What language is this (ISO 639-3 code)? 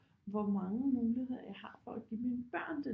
dan